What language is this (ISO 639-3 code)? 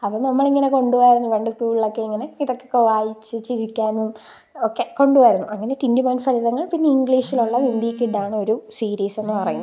mal